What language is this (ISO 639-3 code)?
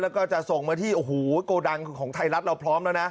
tha